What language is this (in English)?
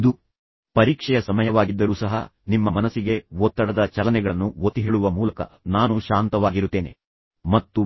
Kannada